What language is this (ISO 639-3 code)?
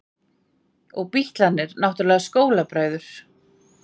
isl